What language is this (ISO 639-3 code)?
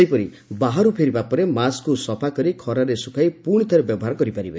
ori